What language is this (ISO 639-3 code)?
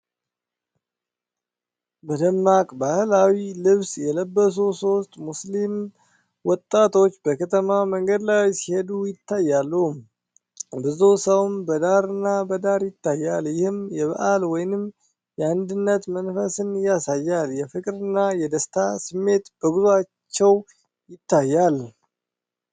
amh